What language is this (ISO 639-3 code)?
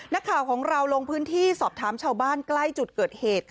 tha